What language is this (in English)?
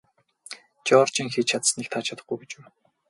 Mongolian